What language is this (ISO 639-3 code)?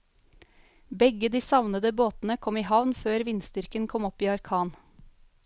nor